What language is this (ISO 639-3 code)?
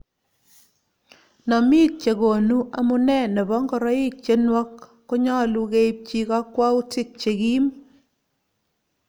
kln